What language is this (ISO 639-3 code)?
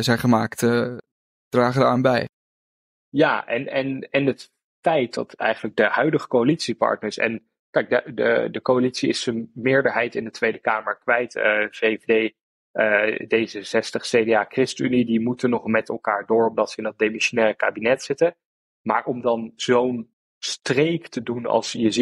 nld